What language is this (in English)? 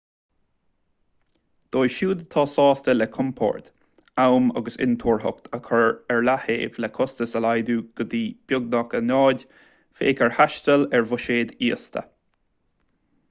Irish